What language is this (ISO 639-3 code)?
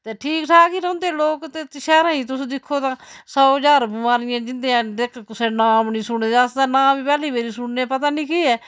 doi